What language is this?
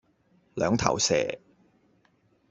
Cantonese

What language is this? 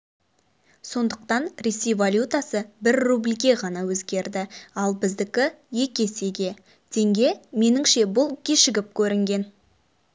Kazakh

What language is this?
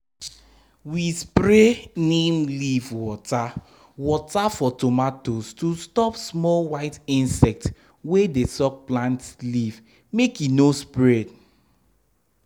Nigerian Pidgin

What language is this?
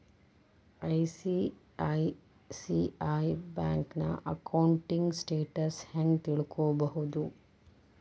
Kannada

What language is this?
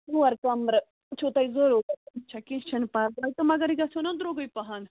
Kashmiri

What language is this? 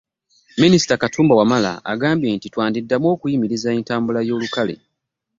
Ganda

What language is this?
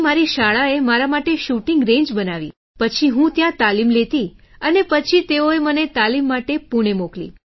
Gujarati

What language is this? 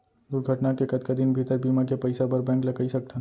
Chhattisgarhi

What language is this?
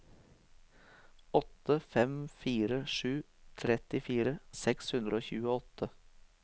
Norwegian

